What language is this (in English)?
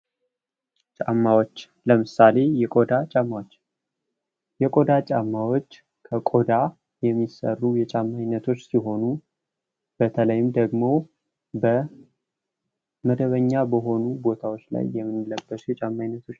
Amharic